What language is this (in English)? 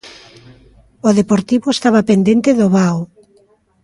Galician